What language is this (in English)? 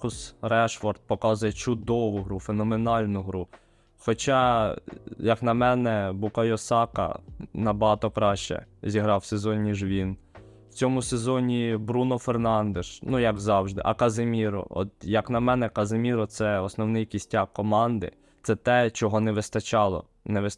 Ukrainian